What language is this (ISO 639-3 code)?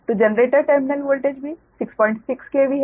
hin